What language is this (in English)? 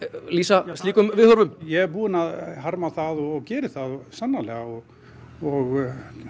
Icelandic